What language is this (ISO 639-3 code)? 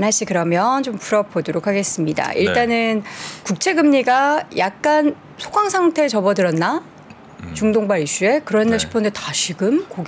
kor